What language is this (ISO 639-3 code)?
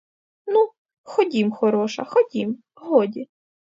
ukr